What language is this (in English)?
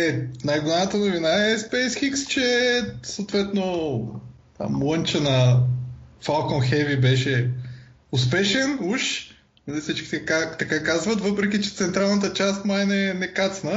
Bulgarian